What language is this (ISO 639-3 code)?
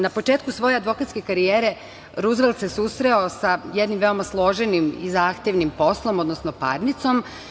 srp